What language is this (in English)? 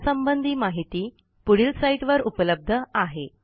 Marathi